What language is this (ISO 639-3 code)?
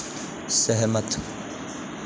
doi